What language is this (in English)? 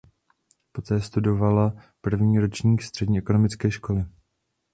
Czech